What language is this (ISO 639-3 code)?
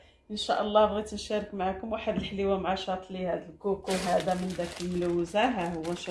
ara